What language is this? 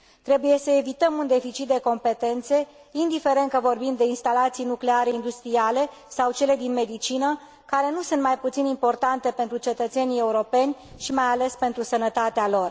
Romanian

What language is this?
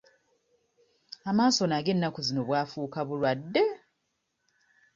Ganda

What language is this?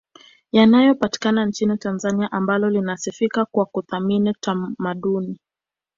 Swahili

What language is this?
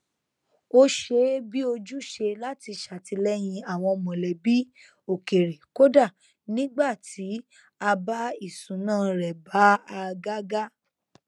Yoruba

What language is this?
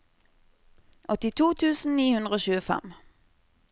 Norwegian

